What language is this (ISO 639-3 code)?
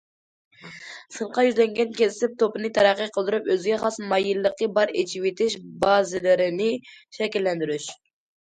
uig